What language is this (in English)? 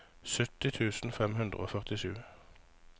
Norwegian